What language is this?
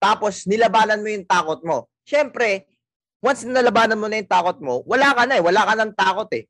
Filipino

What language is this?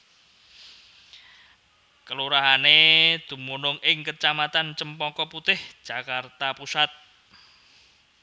Javanese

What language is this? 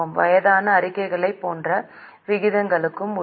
Tamil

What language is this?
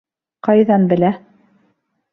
Bashkir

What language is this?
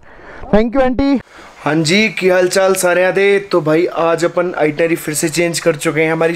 Hindi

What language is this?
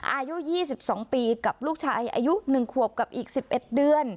Thai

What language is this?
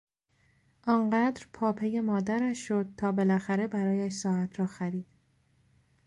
Persian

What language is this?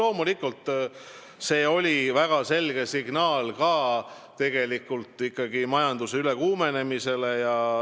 Estonian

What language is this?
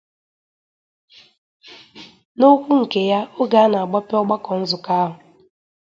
Igbo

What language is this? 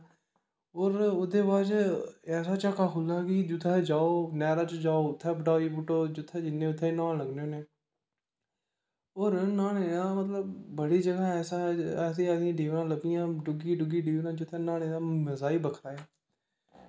Dogri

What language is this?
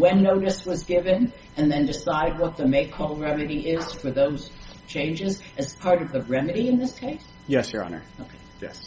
English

